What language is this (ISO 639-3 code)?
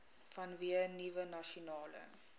afr